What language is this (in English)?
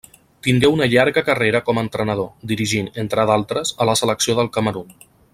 Catalan